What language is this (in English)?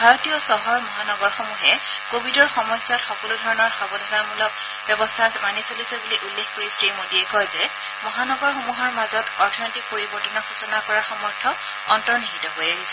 Assamese